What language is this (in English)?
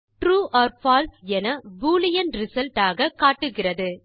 Tamil